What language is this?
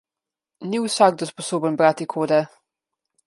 Slovenian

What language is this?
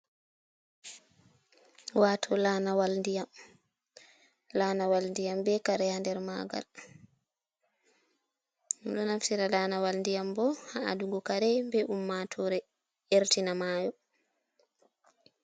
Fula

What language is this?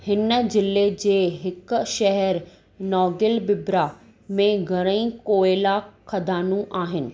Sindhi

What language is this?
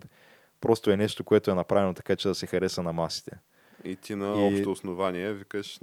Bulgarian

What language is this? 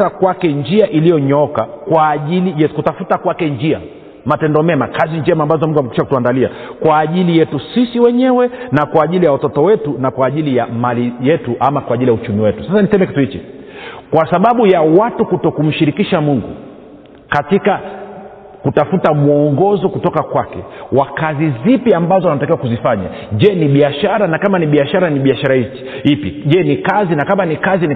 Swahili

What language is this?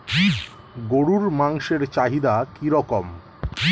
Bangla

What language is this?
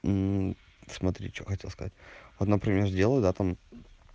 Russian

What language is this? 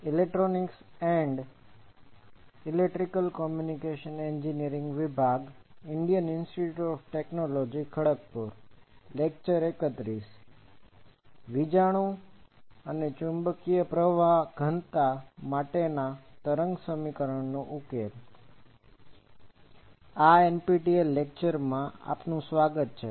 Gujarati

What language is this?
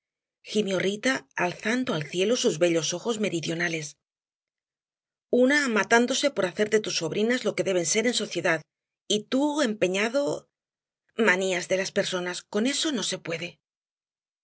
Spanish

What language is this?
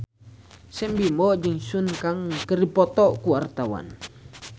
Sundanese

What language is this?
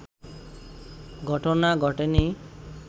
Bangla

